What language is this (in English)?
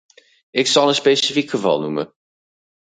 Dutch